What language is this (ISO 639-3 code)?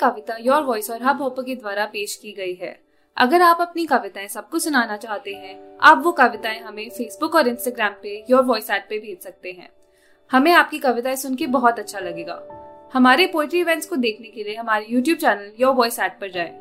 hin